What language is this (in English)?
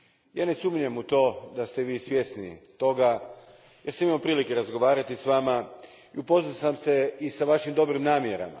Croatian